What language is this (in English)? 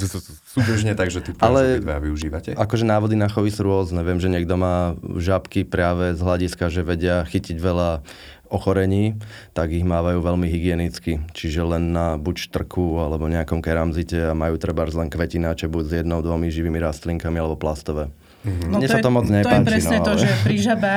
Slovak